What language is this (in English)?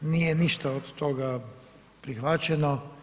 Croatian